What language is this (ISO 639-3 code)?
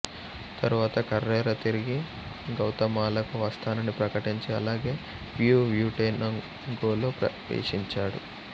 tel